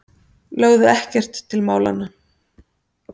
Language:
Icelandic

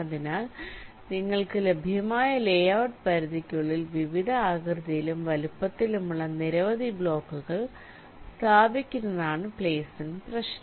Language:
Malayalam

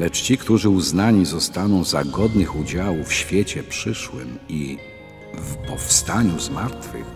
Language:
Polish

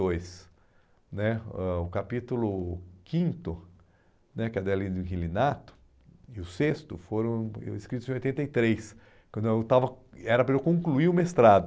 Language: Portuguese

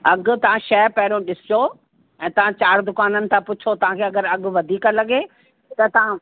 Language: Sindhi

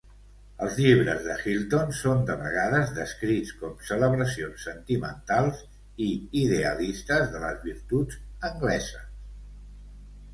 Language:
Catalan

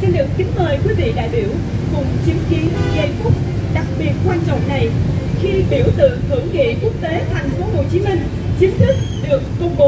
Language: Vietnamese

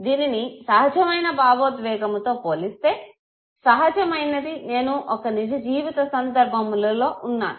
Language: Telugu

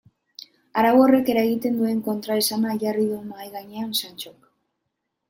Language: Basque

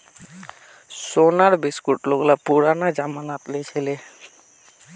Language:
Magahi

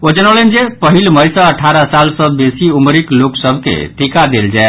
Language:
Maithili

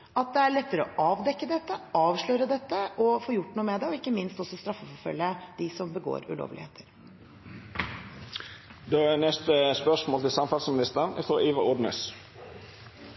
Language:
Norwegian Bokmål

